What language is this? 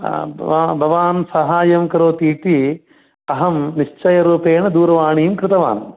Sanskrit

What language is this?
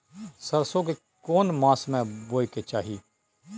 Maithili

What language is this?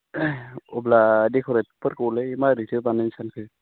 Bodo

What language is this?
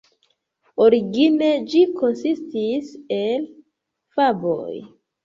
Esperanto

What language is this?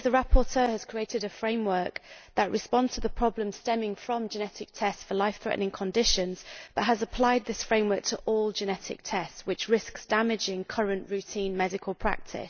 English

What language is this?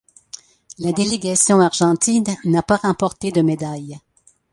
French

